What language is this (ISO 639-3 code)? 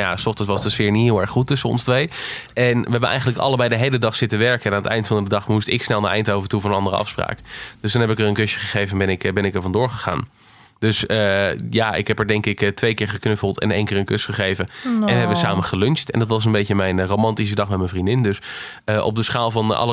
nld